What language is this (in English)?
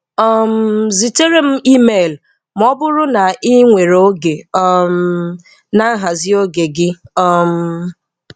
Igbo